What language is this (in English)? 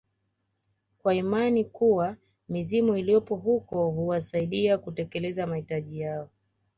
Swahili